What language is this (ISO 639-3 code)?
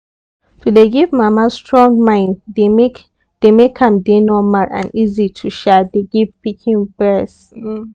pcm